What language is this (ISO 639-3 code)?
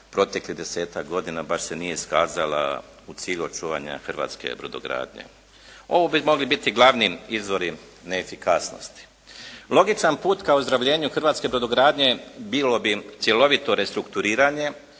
hrv